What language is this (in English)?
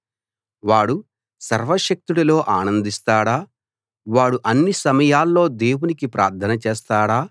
Telugu